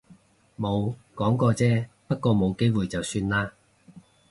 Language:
Cantonese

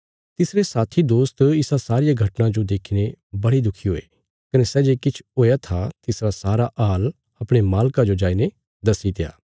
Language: Bilaspuri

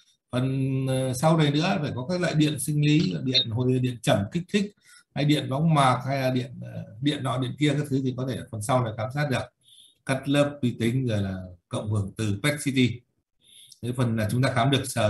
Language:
Vietnamese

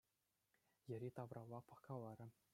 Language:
Chuvash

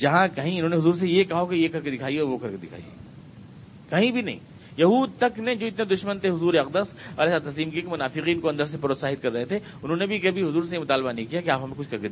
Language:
Urdu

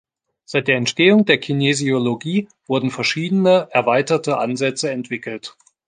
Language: German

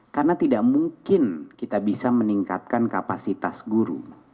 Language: Indonesian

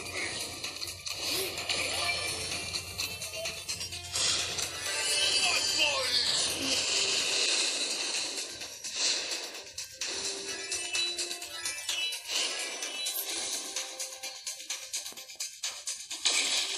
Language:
Portuguese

